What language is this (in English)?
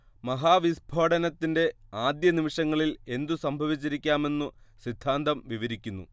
Malayalam